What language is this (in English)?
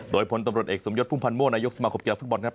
Thai